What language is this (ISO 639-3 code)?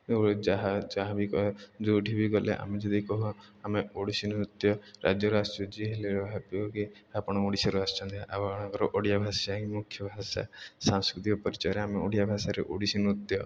ori